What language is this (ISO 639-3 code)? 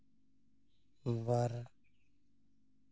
sat